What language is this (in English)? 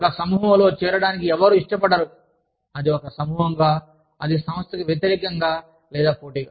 Telugu